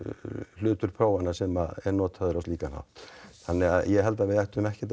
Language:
Icelandic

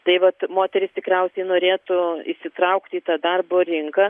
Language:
Lithuanian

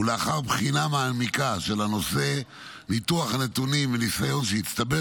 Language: Hebrew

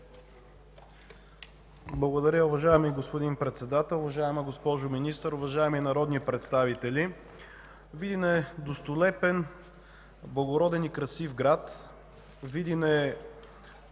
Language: Bulgarian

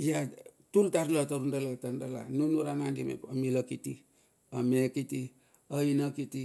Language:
Bilur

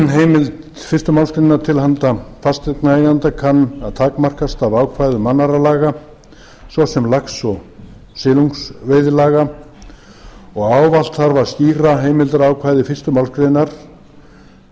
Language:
Icelandic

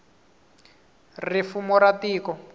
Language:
Tsonga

